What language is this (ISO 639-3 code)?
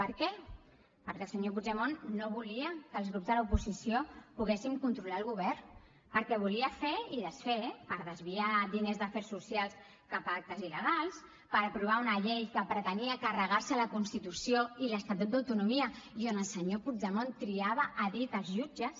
cat